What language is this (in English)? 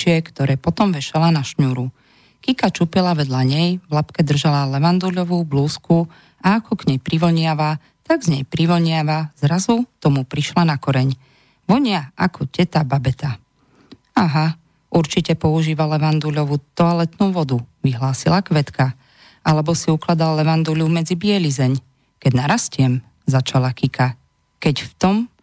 Slovak